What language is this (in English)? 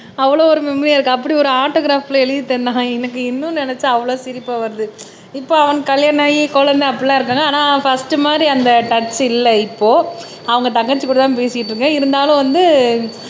Tamil